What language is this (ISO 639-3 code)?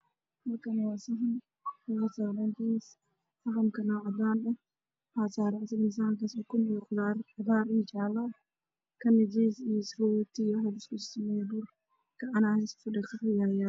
som